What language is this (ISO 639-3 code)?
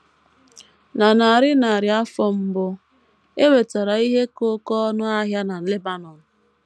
ibo